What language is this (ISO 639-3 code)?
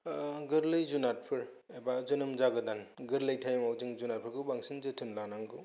brx